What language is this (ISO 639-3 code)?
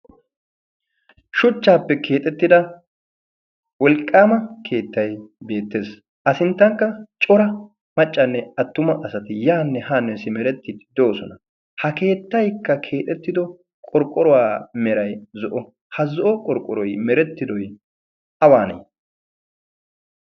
wal